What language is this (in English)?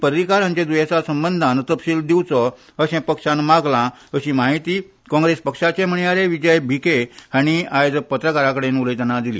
Konkani